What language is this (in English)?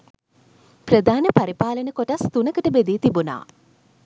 Sinhala